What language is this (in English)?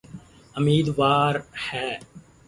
Urdu